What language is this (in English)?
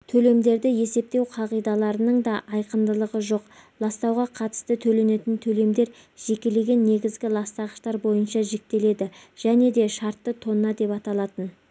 Kazakh